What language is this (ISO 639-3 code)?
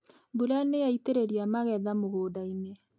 kik